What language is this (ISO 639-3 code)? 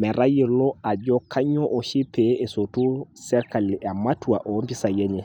mas